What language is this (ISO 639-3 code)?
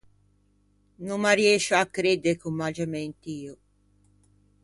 lij